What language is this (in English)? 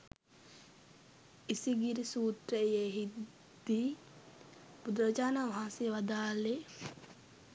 Sinhala